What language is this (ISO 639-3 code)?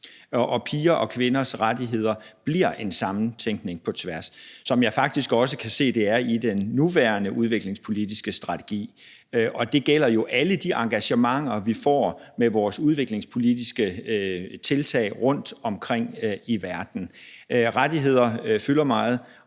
dan